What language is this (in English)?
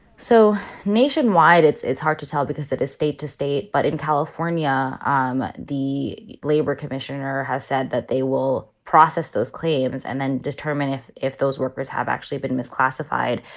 English